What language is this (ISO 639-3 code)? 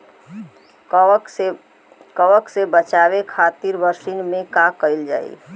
bho